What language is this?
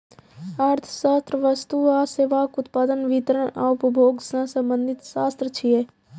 Maithili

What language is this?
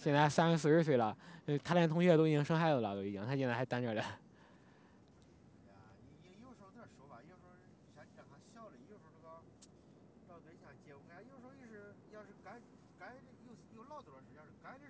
Chinese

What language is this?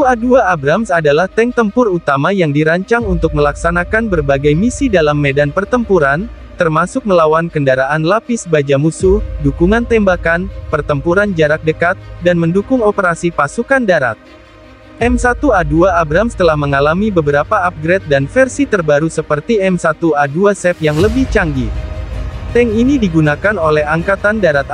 Indonesian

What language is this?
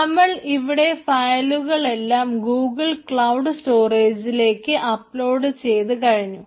Malayalam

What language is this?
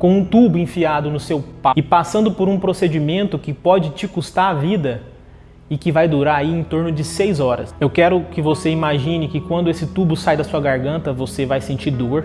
Portuguese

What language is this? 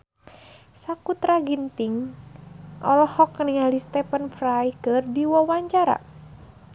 Sundanese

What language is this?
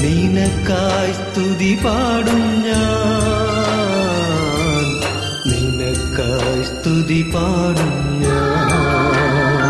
Malayalam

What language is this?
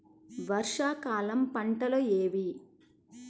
Telugu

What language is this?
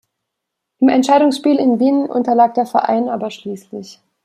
German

